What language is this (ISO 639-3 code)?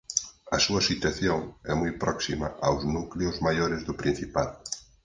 glg